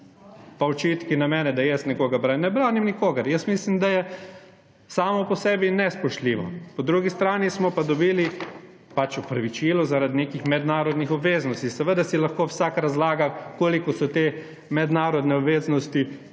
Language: Slovenian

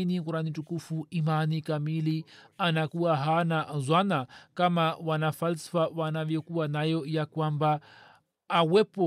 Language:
Swahili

